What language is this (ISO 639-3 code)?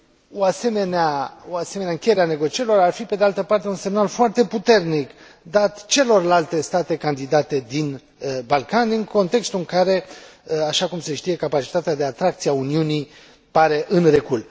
ron